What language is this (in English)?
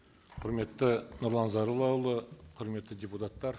Kazakh